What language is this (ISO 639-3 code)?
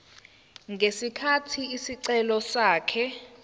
zul